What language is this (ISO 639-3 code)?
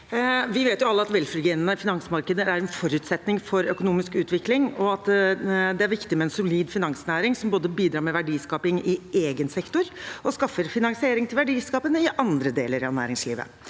nor